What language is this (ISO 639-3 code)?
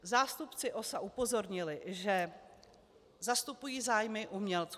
ces